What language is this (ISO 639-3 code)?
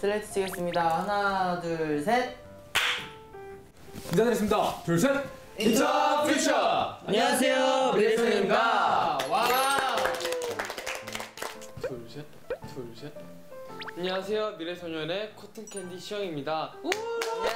kor